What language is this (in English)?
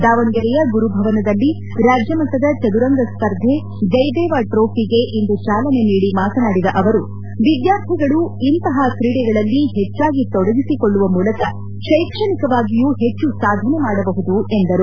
Kannada